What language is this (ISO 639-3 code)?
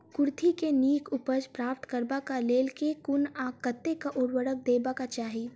mai